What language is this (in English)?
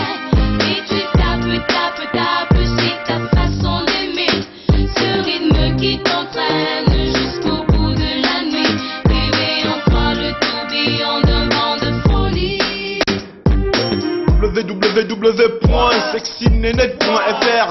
French